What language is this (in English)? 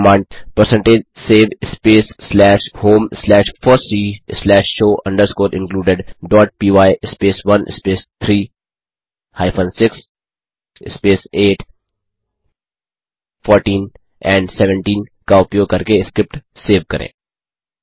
Hindi